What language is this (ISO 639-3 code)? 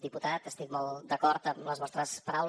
cat